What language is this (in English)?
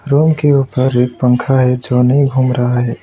Hindi